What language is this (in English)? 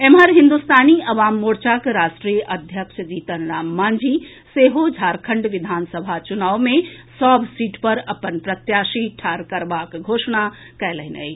Maithili